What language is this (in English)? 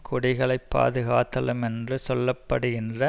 Tamil